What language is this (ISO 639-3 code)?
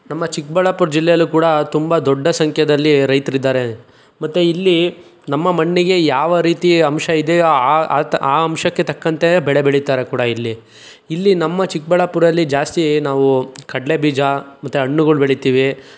kan